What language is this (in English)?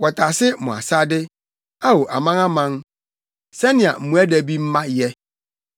Akan